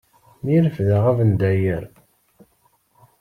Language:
Kabyle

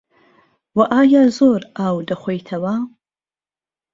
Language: Central Kurdish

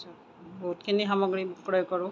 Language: Assamese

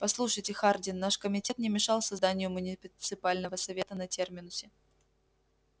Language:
Russian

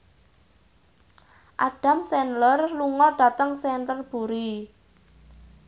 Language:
Javanese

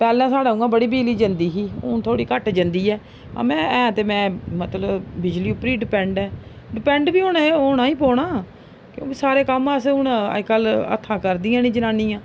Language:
Dogri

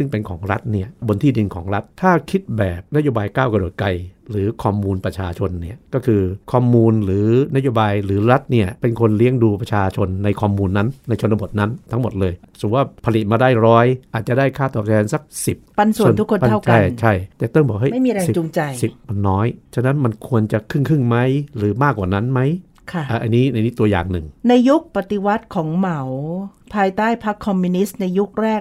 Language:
Thai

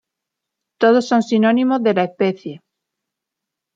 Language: Spanish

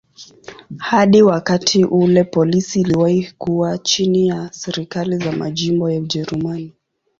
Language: Swahili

